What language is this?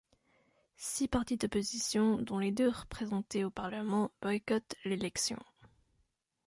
French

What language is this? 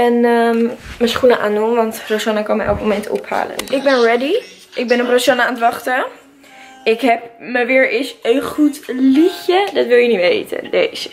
Dutch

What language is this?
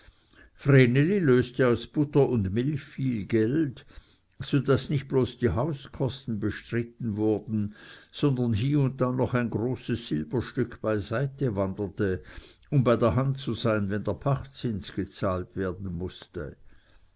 German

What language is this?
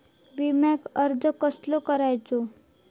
Marathi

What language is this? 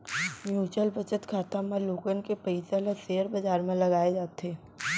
Chhattisgarhi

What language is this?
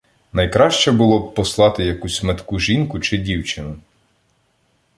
Ukrainian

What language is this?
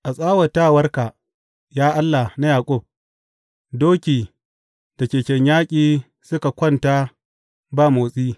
Hausa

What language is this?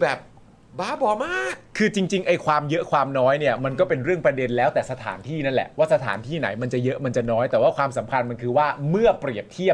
Thai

